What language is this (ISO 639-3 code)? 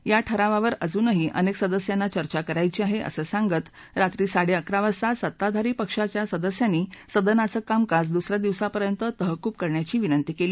mar